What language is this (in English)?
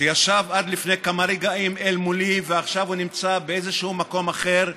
Hebrew